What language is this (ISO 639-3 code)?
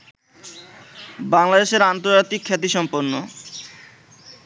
ben